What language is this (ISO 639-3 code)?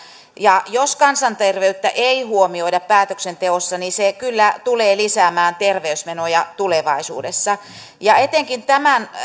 fin